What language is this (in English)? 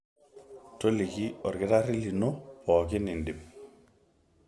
Masai